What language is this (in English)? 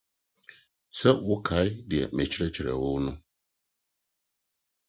Akan